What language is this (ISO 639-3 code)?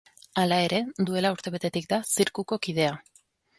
eus